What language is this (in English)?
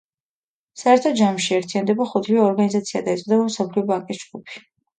Georgian